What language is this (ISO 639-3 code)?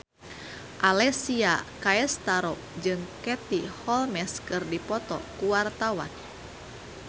sun